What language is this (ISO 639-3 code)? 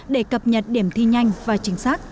vie